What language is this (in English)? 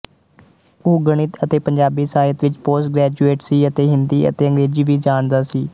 Punjabi